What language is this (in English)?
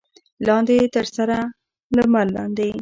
Pashto